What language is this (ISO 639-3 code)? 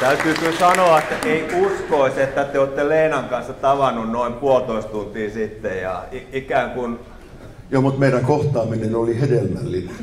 ron